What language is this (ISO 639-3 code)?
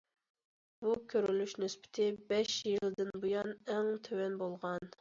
uig